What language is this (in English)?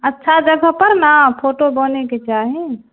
Maithili